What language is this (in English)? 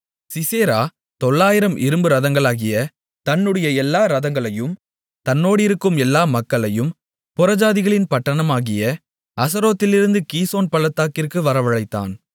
Tamil